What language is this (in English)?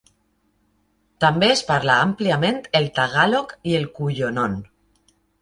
Catalan